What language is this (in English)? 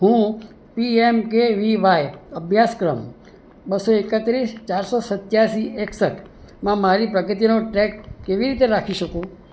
Gujarati